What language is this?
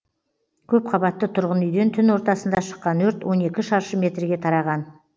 Kazakh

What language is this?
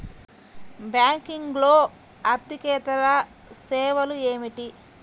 Telugu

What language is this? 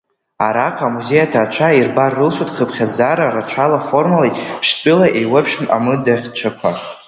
Abkhazian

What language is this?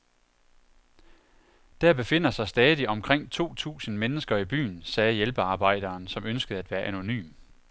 Danish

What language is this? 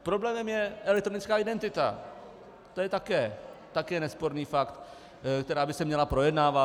Czech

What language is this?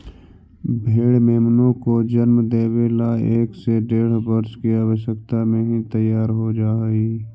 Magahi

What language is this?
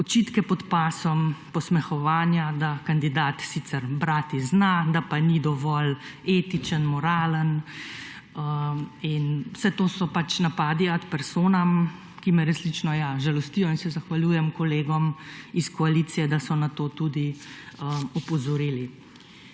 Slovenian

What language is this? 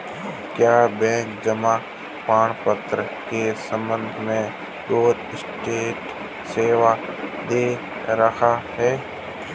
Hindi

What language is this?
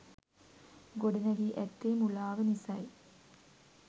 Sinhala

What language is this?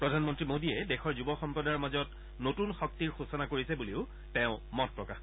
Assamese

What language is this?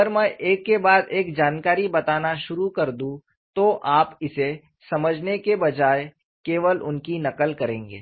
Hindi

